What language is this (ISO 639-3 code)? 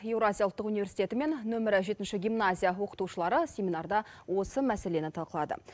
kaz